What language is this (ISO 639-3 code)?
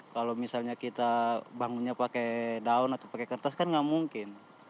ind